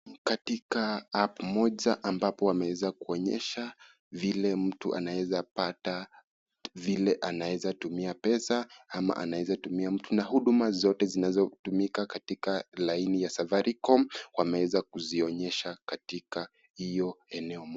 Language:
Swahili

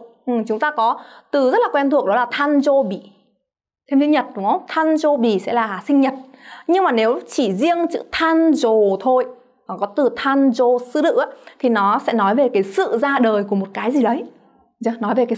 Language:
Vietnamese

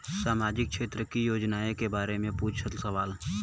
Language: Bhojpuri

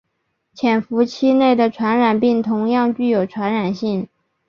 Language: Chinese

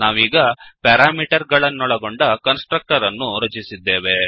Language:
Kannada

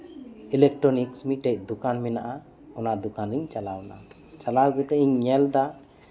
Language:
Santali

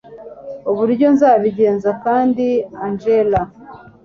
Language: Kinyarwanda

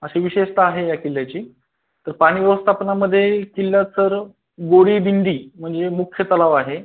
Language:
Marathi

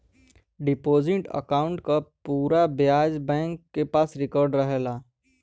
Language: Bhojpuri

